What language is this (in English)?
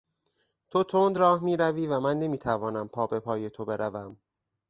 Persian